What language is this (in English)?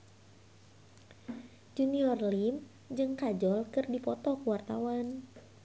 Sundanese